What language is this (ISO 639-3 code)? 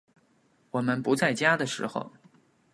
zho